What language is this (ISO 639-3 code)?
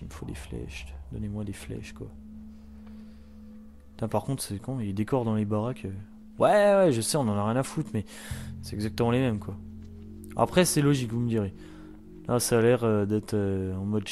fra